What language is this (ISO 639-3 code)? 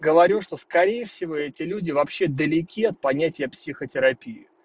rus